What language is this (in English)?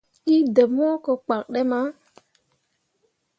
Mundang